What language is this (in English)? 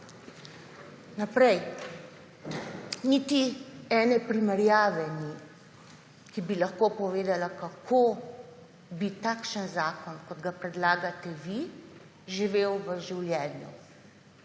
Slovenian